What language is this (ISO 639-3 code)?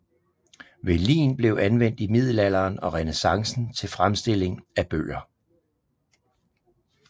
dan